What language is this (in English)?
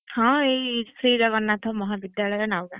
Odia